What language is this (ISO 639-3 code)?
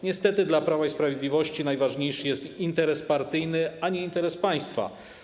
pol